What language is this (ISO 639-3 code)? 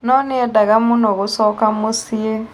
kik